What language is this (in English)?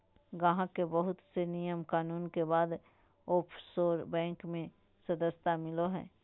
Magahi